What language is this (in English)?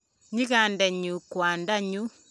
Kalenjin